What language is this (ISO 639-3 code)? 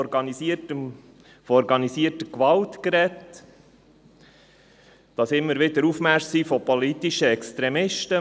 gsw